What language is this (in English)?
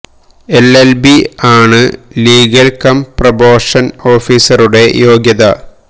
Malayalam